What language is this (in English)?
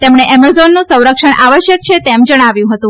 Gujarati